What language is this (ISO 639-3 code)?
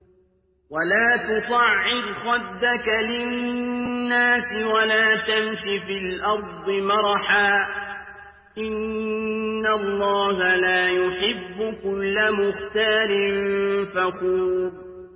ara